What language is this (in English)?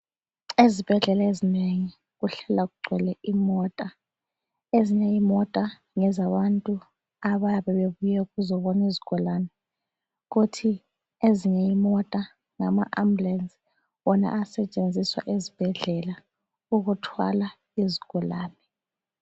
North Ndebele